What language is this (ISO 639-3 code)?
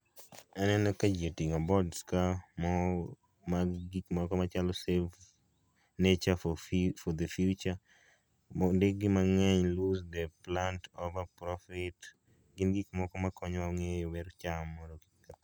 luo